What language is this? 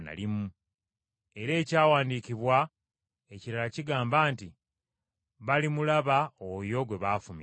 Ganda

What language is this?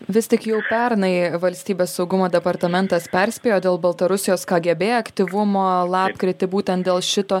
Lithuanian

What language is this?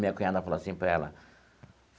Portuguese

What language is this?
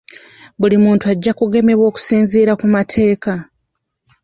Ganda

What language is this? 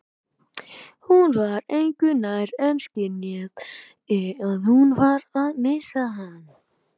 Icelandic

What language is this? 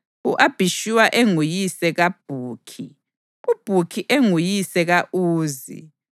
North Ndebele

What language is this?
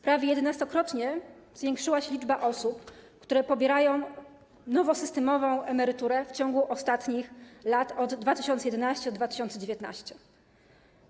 Polish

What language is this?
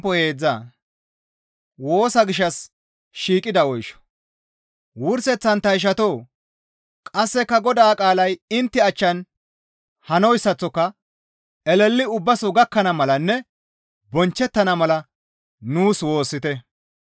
Gamo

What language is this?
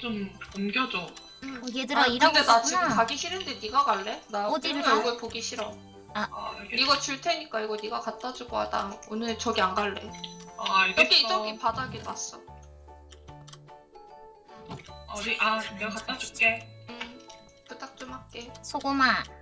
Korean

